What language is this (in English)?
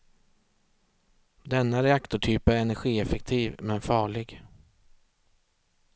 Swedish